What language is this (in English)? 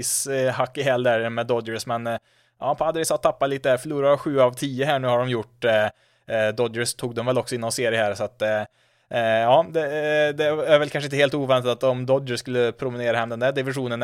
Swedish